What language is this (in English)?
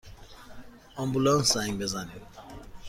Persian